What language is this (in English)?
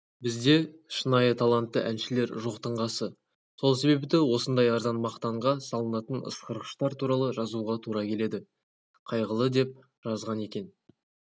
Kazakh